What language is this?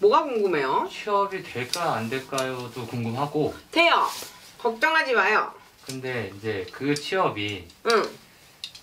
Korean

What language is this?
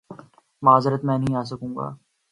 Urdu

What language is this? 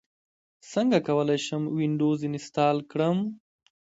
Pashto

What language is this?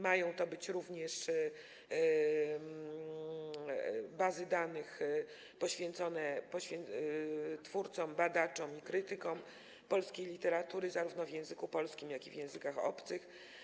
Polish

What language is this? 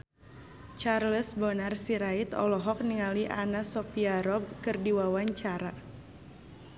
Sundanese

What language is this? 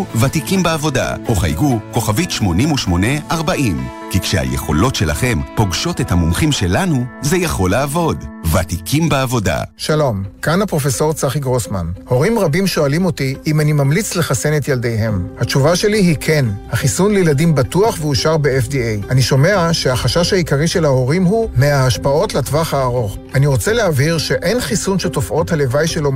Hebrew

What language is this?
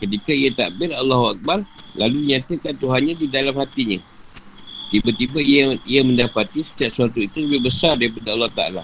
Malay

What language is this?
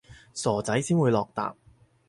Cantonese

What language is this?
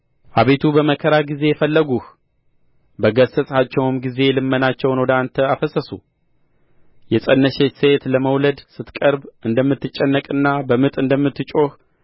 Amharic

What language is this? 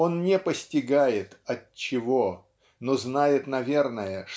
Russian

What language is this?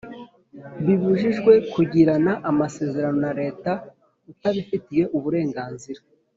Kinyarwanda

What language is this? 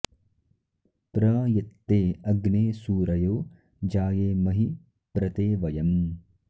Sanskrit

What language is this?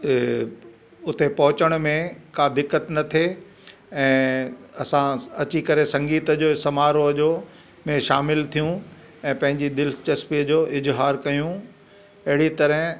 Sindhi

